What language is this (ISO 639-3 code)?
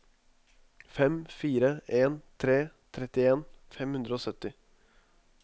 nor